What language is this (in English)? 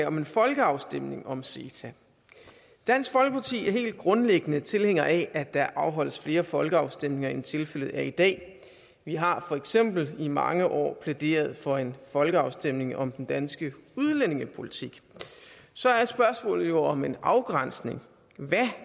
Danish